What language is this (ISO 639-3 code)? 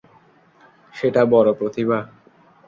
ben